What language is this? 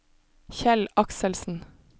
Norwegian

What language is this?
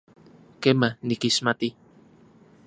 Central Puebla Nahuatl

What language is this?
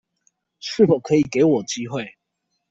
Chinese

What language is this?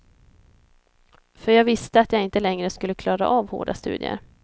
Swedish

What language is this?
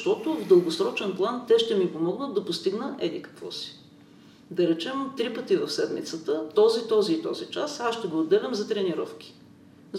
Bulgarian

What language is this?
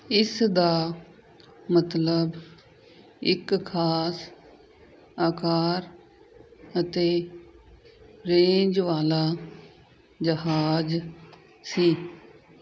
Punjabi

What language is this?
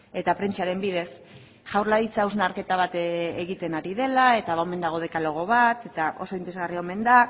Basque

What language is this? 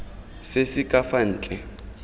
Tswana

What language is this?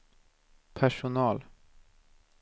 Swedish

